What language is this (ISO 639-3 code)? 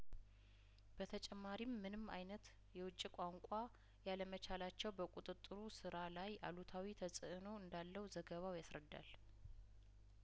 amh